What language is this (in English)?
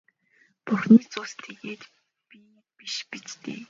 Mongolian